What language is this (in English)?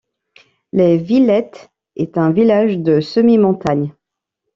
French